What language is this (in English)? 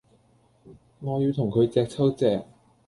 Cantonese